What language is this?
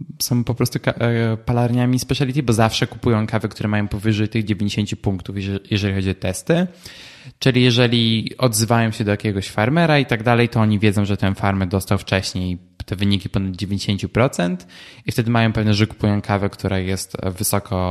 Polish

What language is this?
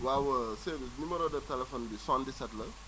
Wolof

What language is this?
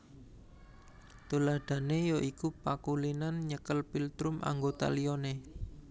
Javanese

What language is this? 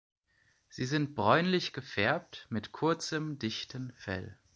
German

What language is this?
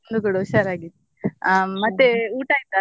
Kannada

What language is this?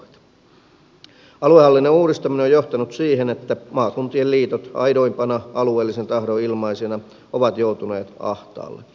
Finnish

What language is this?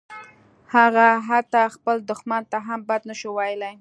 Pashto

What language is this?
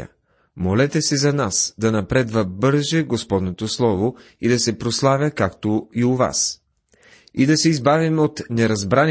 Bulgarian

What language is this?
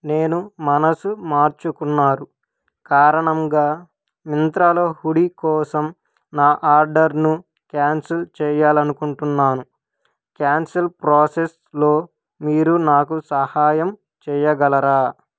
Telugu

